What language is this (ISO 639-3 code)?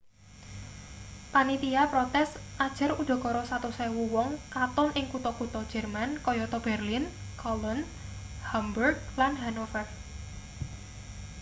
jav